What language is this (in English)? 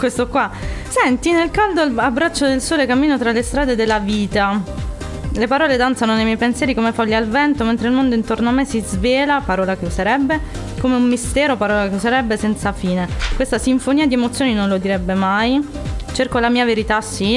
Italian